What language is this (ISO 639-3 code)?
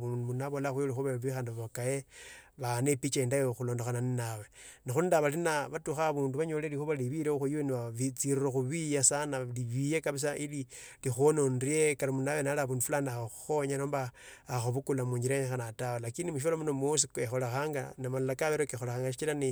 lto